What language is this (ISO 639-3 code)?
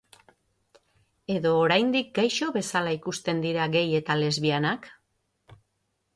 eus